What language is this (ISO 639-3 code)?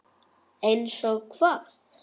isl